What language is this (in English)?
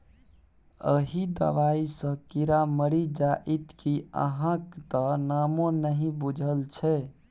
Maithili